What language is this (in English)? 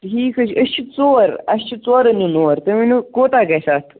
Kashmiri